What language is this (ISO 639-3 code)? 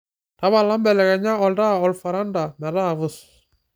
mas